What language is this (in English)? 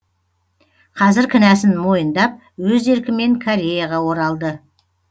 Kazakh